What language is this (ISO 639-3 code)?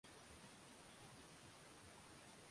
swa